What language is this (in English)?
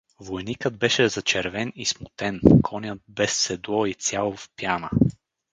Bulgarian